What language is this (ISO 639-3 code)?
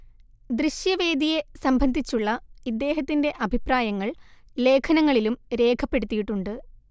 mal